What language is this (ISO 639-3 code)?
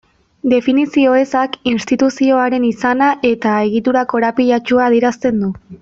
eus